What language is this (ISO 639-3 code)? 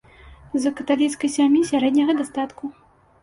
bel